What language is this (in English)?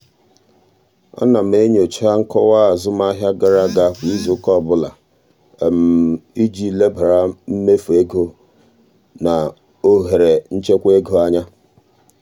Igbo